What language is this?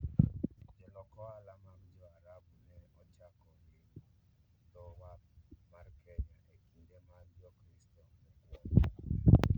Luo (Kenya and Tanzania)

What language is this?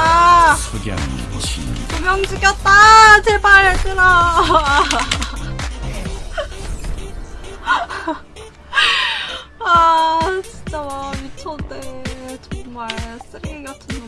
Korean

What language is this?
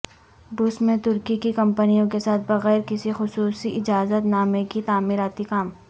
Urdu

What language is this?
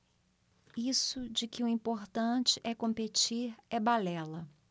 Portuguese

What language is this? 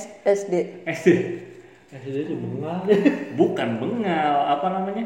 Indonesian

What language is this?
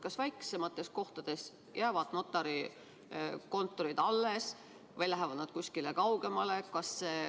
Estonian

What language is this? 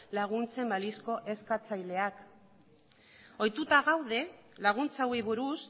Basque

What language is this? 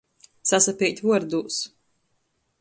Latgalian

